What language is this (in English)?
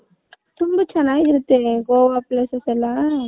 Kannada